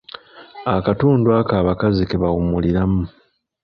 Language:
Ganda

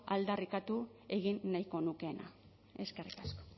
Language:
Basque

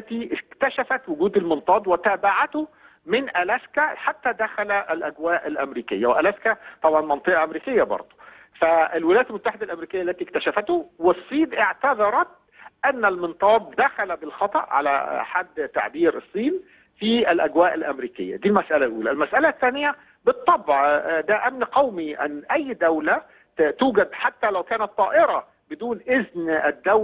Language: Arabic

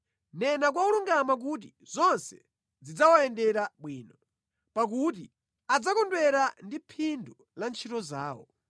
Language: Nyanja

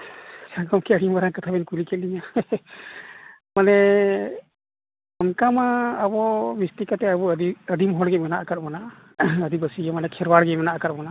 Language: Santali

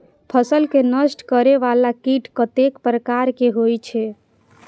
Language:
Maithili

